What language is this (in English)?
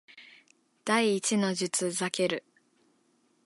Japanese